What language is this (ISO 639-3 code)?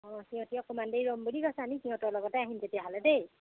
asm